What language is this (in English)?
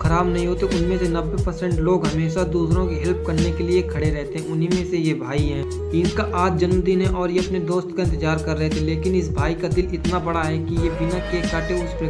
Hindi